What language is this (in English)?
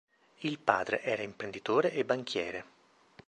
Italian